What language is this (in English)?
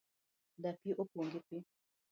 Luo (Kenya and Tanzania)